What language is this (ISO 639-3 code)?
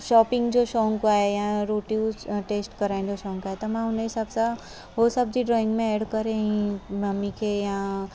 snd